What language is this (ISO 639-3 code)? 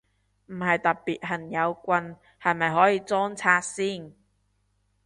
yue